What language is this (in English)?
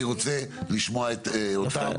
Hebrew